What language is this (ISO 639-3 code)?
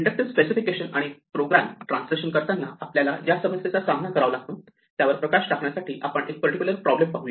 mar